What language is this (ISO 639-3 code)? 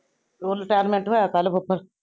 pan